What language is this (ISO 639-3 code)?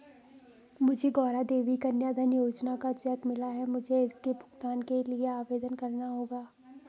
hin